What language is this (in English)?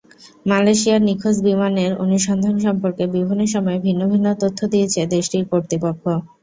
Bangla